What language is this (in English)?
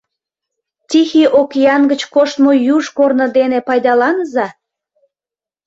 Mari